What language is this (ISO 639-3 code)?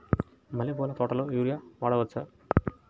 tel